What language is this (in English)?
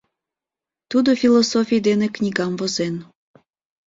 Mari